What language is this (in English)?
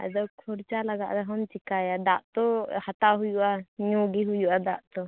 Santali